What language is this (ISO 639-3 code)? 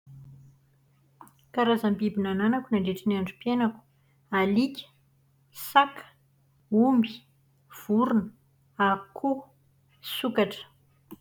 mlg